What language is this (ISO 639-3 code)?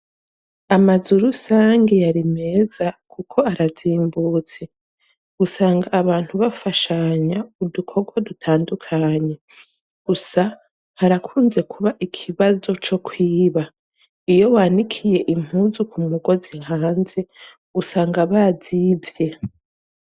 run